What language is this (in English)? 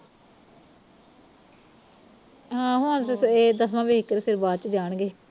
Punjabi